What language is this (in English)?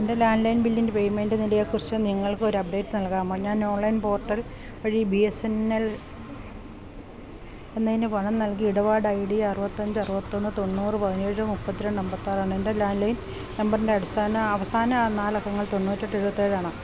Malayalam